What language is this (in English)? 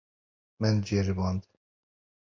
Kurdish